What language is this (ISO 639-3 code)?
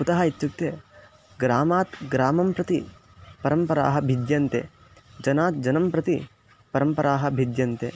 san